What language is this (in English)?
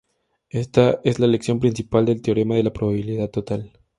Spanish